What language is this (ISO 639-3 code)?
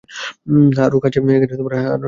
ben